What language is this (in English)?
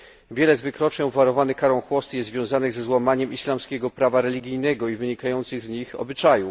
Polish